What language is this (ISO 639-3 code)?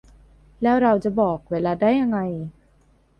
tha